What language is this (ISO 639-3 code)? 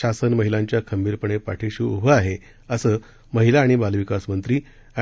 mar